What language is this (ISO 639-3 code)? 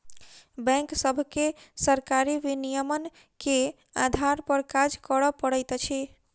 mai